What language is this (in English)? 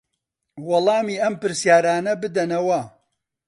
Central Kurdish